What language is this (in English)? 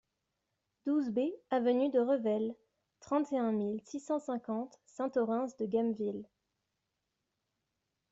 French